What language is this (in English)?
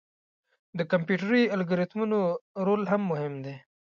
Pashto